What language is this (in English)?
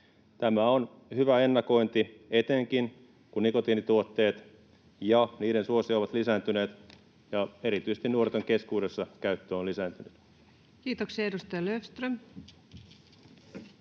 Finnish